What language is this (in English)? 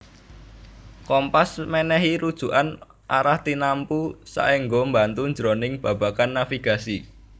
Javanese